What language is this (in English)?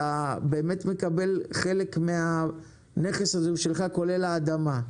Hebrew